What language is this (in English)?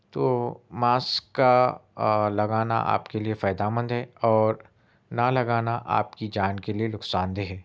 Urdu